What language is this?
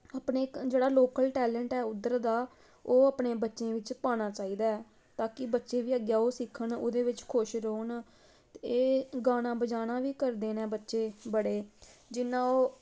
Dogri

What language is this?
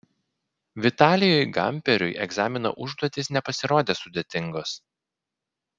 Lithuanian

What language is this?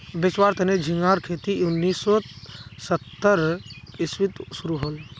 Magahi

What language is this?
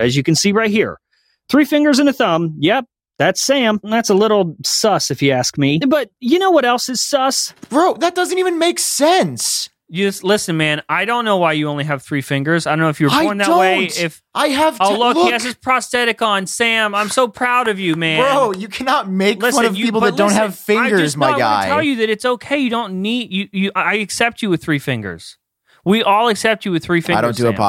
English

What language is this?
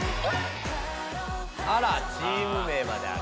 Japanese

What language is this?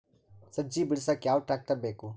Kannada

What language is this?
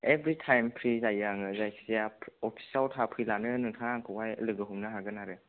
Bodo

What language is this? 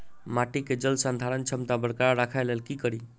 Maithili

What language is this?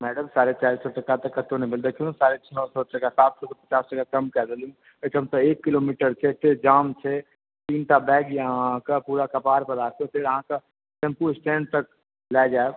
Maithili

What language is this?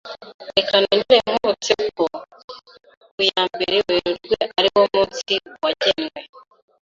Kinyarwanda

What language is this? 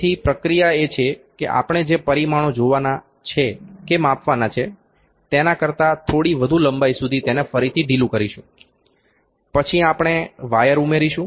Gujarati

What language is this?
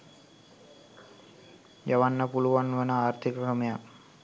Sinhala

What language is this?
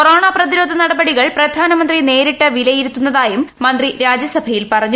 Malayalam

